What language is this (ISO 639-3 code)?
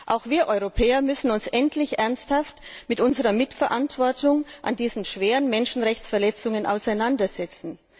deu